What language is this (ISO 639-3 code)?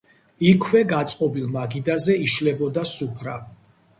kat